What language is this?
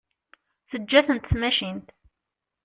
Kabyle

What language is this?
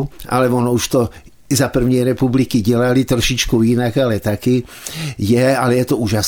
Czech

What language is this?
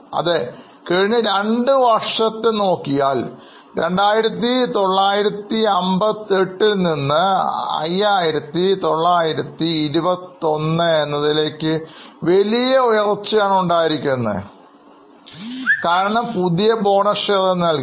Malayalam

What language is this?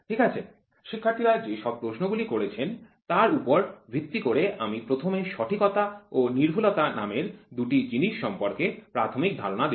Bangla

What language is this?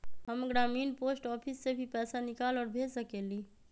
Magahi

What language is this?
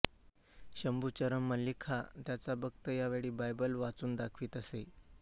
Marathi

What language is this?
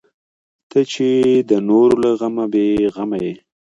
Pashto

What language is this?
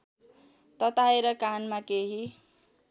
Nepali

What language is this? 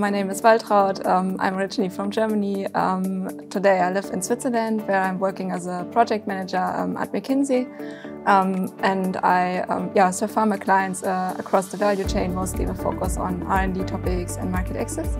English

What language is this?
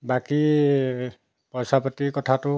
Assamese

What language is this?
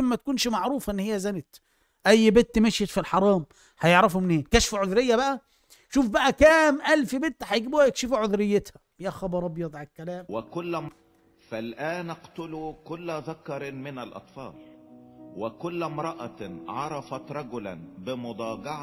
Arabic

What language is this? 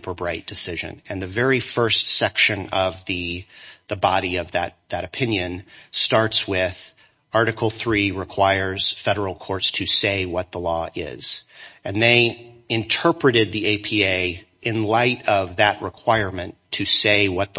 English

